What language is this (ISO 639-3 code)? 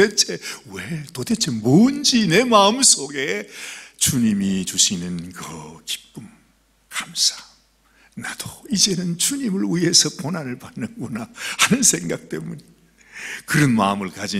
kor